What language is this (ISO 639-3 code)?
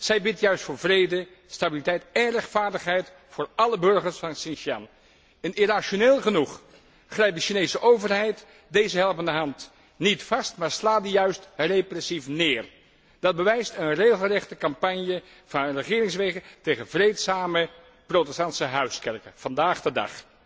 nld